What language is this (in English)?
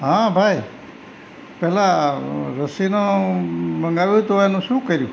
Gujarati